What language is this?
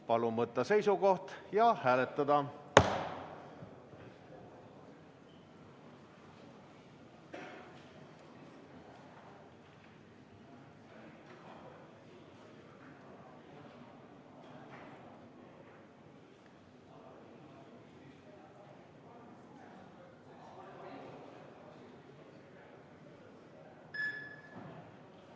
Estonian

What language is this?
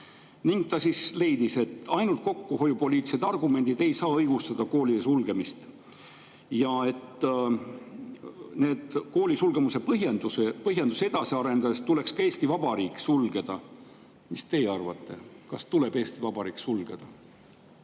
Estonian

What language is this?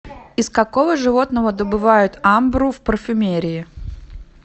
Russian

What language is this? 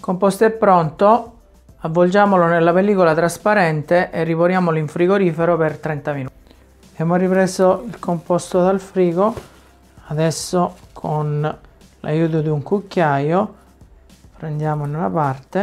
Italian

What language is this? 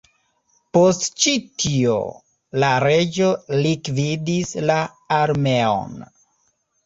Esperanto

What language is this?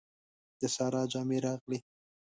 Pashto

